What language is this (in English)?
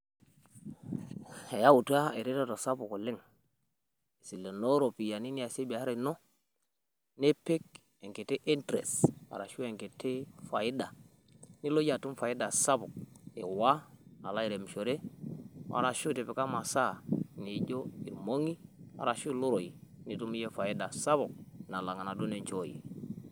Masai